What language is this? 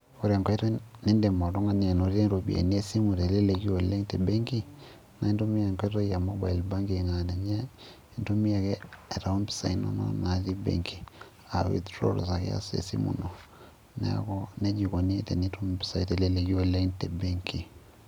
Masai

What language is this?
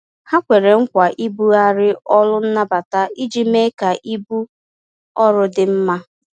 Igbo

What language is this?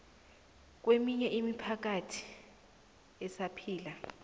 South Ndebele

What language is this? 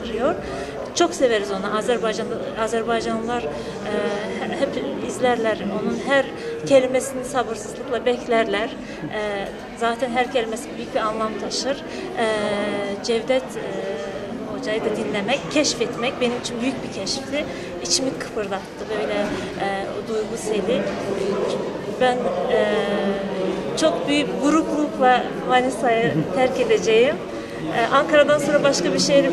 Turkish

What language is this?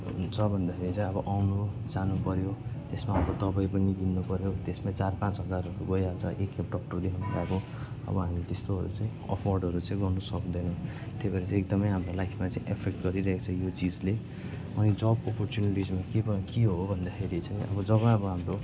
Nepali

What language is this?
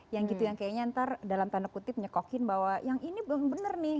Indonesian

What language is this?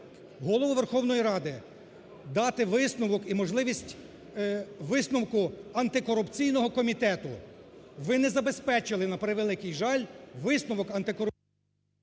Ukrainian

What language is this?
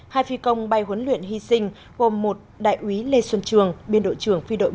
Vietnamese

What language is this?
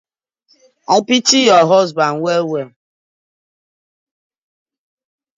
Nigerian Pidgin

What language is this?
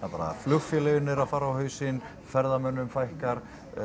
Icelandic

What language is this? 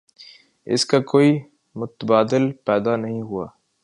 Urdu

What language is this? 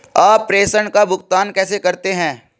Hindi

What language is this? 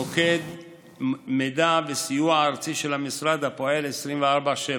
Hebrew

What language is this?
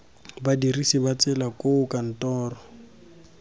Tswana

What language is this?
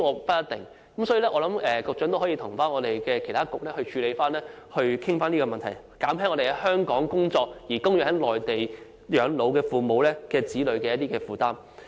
Cantonese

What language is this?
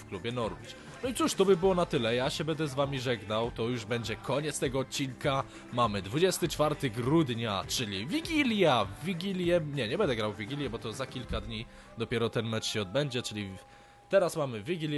Polish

